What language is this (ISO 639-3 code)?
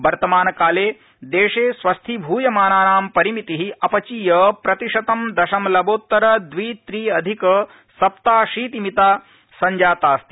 san